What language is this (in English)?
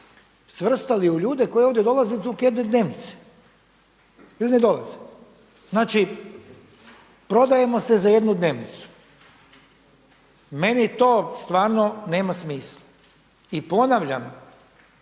Croatian